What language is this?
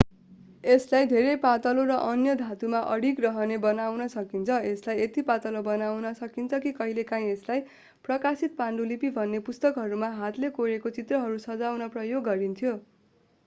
Nepali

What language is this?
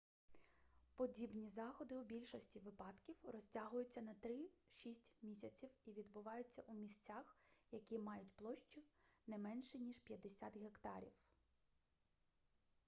Ukrainian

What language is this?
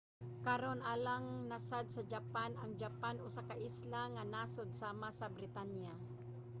Cebuano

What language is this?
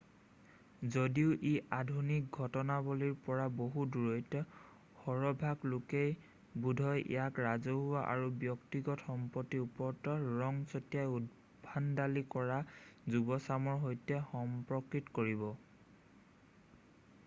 Assamese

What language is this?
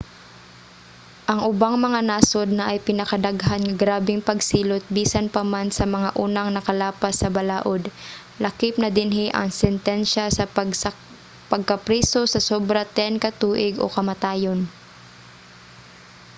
Cebuano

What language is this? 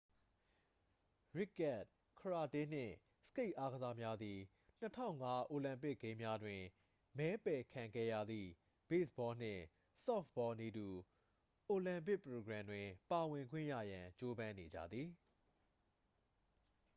Burmese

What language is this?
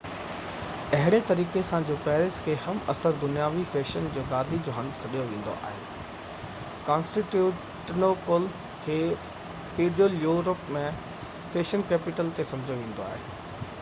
Sindhi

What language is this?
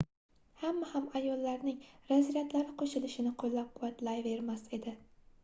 Uzbek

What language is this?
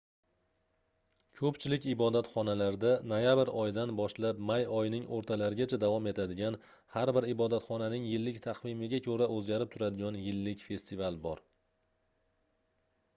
Uzbek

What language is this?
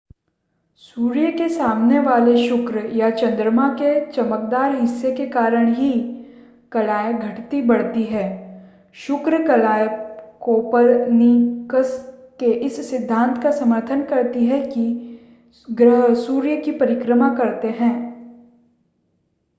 Hindi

